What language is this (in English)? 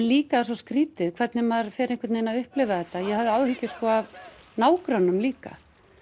Icelandic